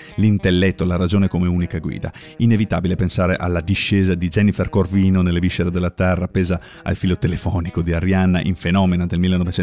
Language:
Italian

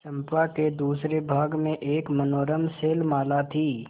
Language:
Hindi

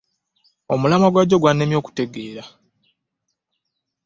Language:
Ganda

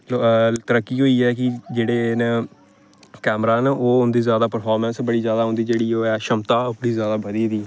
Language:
Dogri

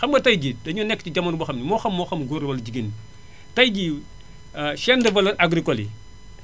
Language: Wolof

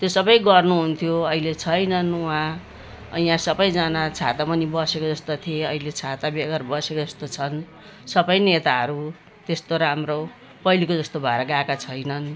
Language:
Nepali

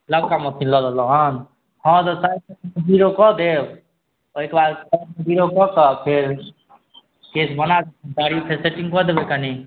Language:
Maithili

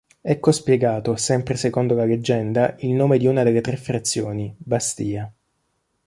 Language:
Italian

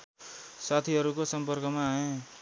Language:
Nepali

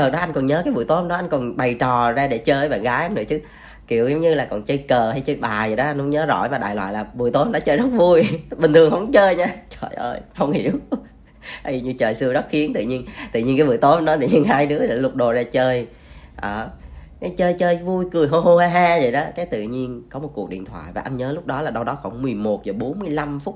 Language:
Vietnamese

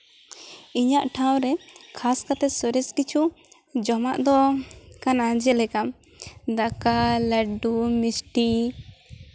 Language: Santali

